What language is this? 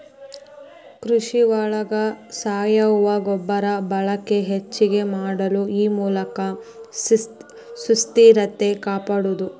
Kannada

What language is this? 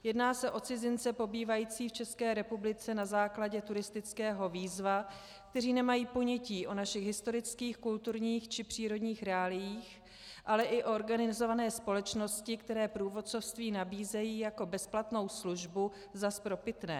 Czech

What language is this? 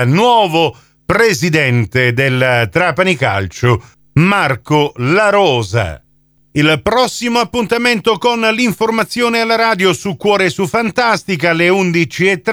Italian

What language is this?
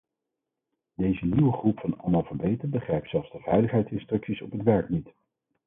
Dutch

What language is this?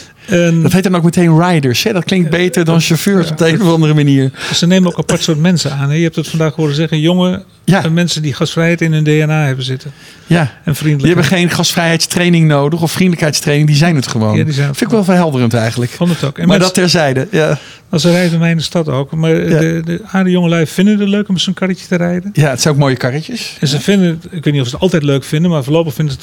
Dutch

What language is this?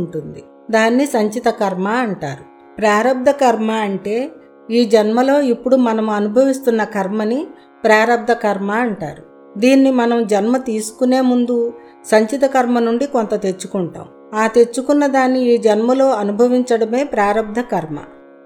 Telugu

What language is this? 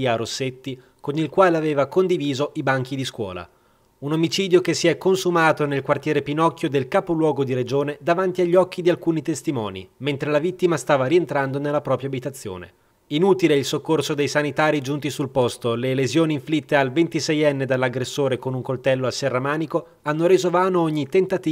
Italian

